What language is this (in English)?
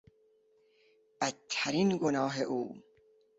Persian